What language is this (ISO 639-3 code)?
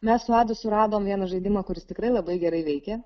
lit